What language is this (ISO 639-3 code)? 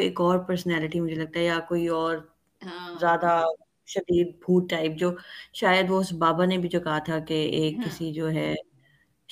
urd